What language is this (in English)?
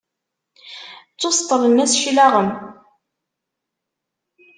Kabyle